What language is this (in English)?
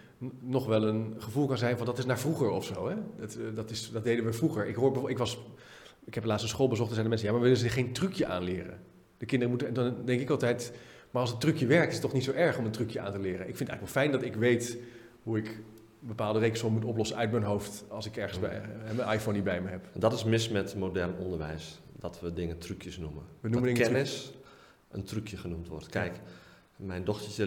Dutch